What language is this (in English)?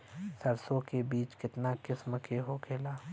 Bhojpuri